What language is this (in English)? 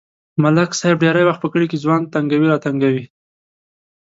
Pashto